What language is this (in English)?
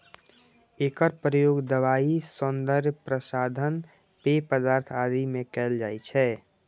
Maithili